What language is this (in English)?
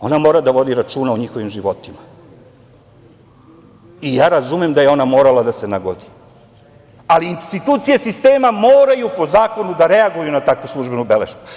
Serbian